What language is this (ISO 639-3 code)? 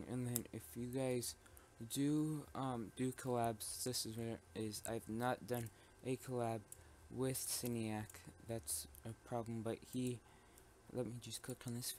eng